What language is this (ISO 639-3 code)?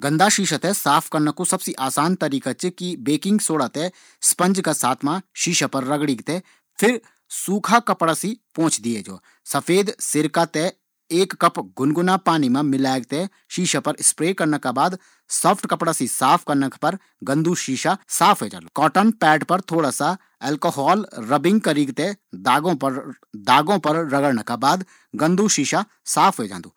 gbm